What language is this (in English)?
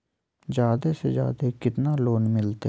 Magahi